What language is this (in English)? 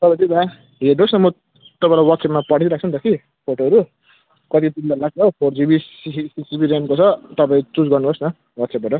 Nepali